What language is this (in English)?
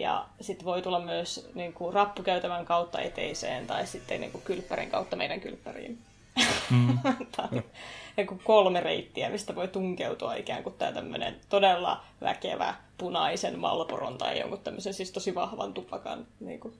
Finnish